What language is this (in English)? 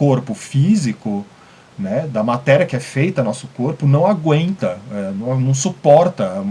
Portuguese